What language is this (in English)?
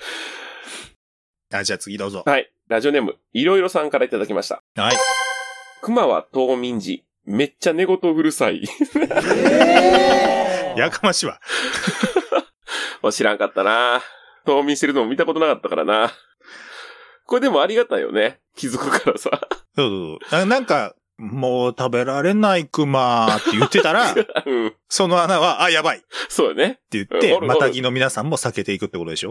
Japanese